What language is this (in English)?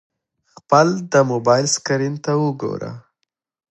Pashto